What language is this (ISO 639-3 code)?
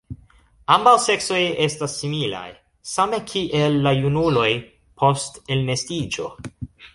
epo